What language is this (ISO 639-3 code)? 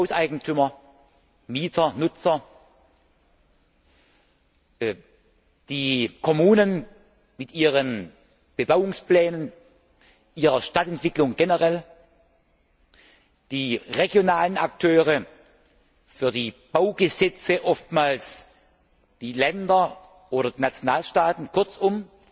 deu